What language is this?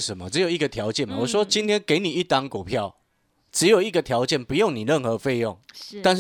Chinese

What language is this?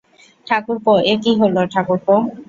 Bangla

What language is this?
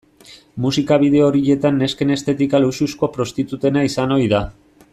Basque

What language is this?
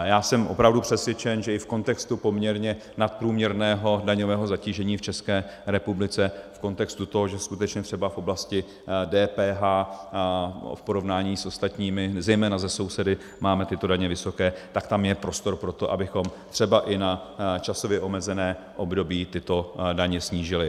Czech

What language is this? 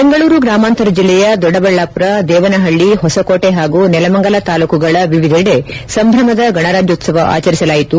Kannada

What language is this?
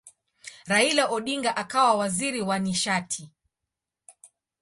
Swahili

